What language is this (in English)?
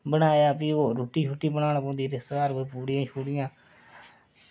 Dogri